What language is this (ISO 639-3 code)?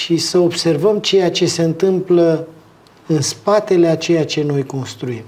ron